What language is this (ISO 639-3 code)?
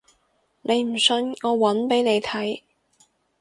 yue